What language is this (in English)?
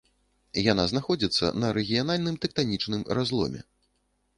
Belarusian